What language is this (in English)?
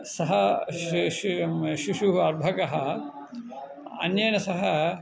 Sanskrit